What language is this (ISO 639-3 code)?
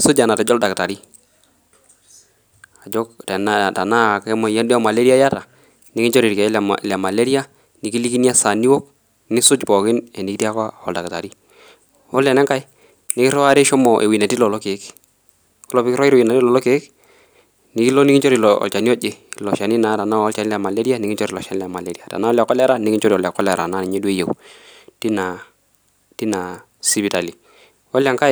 mas